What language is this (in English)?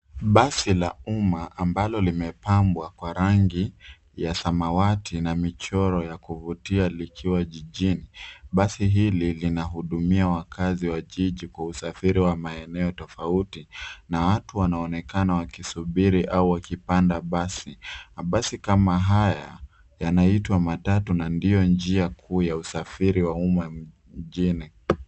Swahili